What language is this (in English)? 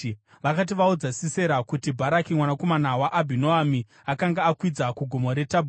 Shona